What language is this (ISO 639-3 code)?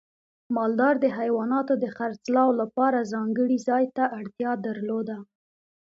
pus